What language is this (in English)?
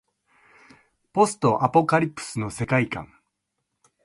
Japanese